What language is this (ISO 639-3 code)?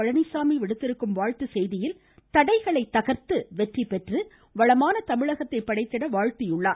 tam